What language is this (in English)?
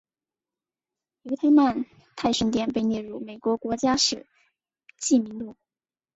Chinese